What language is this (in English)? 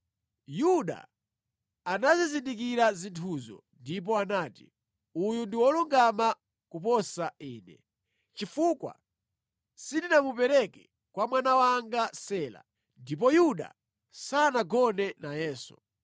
Nyanja